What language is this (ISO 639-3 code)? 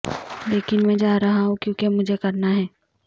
urd